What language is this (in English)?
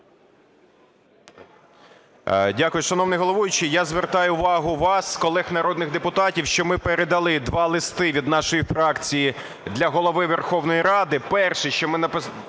Ukrainian